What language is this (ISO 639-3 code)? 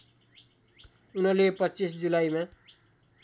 nep